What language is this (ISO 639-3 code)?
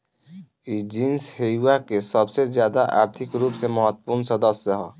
bho